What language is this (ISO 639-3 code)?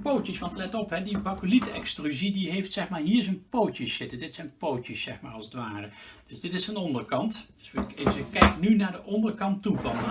nld